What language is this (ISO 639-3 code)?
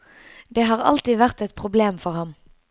nor